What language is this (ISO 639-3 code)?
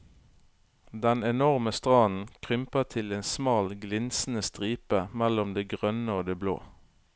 nor